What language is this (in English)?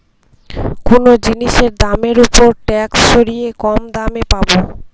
Bangla